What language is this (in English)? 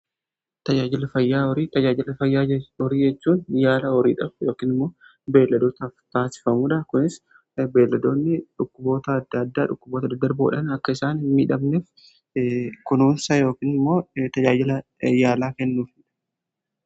Oromo